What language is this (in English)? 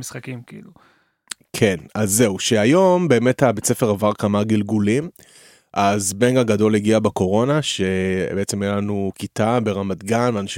Hebrew